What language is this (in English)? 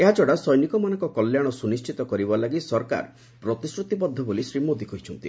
Odia